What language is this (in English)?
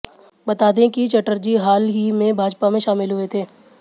Hindi